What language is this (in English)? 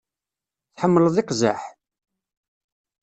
Kabyle